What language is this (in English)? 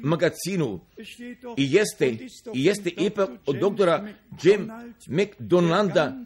Croatian